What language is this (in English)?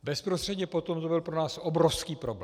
Czech